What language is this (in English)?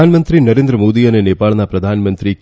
Gujarati